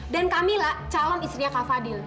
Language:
Indonesian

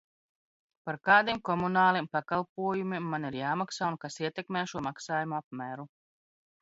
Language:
Latvian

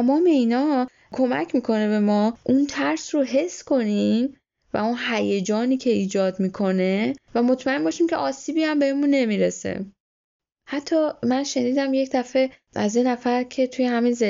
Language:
Persian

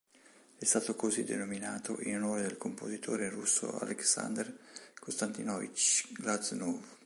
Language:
Italian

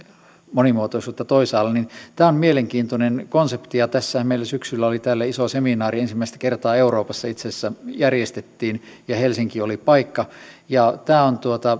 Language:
Finnish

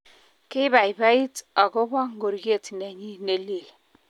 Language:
Kalenjin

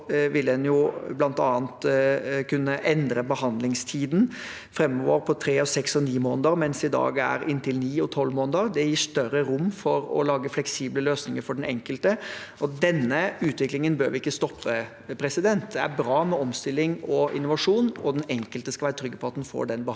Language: Norwegian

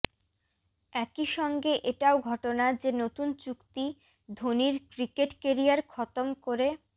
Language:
Bangla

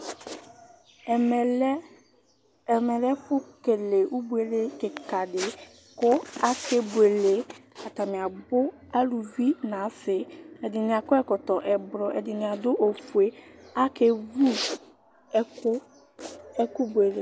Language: Ikposo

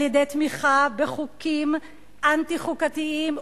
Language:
Hebrew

